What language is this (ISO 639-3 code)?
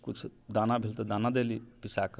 mai